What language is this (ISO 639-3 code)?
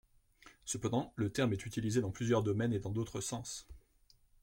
fra